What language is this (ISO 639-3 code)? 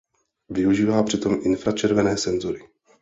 ces